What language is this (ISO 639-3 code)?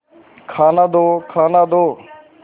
hin